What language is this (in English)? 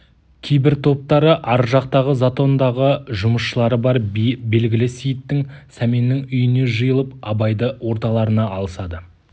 Kazakh